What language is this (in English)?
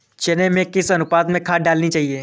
Hindi